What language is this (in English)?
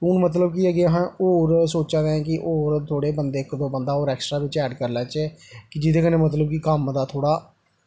Dogri